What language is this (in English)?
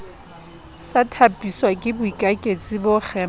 Southern Sotho